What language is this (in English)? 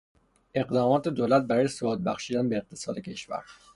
Persian